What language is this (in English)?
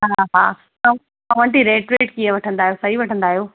Sindhi